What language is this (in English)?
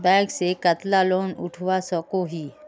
Magahi